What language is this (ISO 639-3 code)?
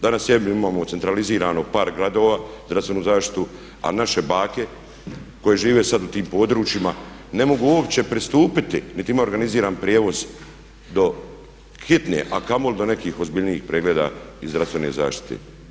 hrv